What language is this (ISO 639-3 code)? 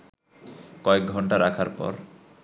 ben